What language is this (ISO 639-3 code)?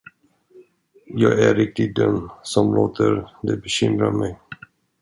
swe